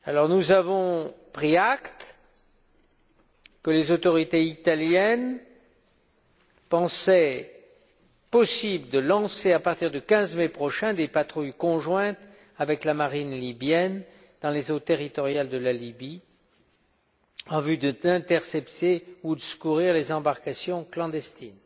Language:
French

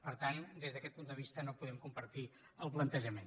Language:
Catalan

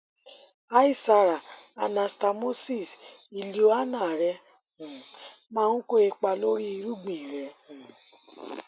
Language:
Yoruba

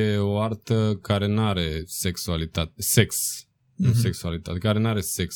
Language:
Romanian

